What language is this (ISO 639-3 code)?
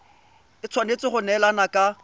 tsn